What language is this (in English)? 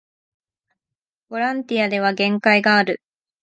Japanese